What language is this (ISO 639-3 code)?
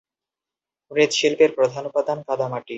ben